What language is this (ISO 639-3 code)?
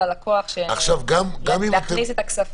heb